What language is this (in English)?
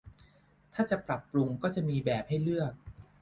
Thai